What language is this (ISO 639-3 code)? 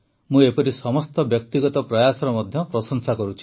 ori